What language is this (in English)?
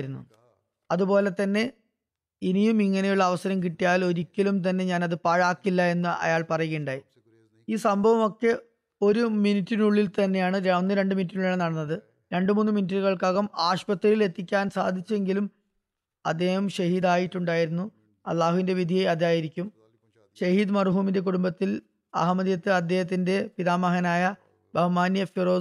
Malayalam